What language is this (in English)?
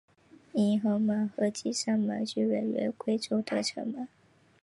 Chinese